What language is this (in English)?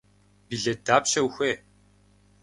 Kabardian